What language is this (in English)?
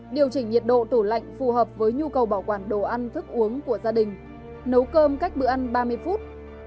Vietnamese